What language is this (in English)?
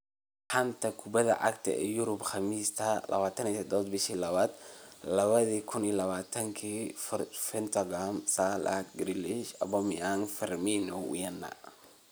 Somali